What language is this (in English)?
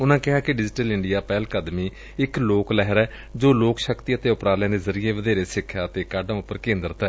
Punjabi